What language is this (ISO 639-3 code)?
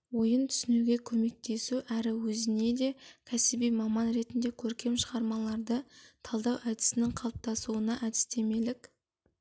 kaz